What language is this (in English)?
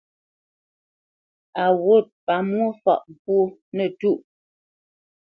Bamenyam